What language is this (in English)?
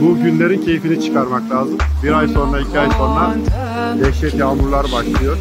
Turkish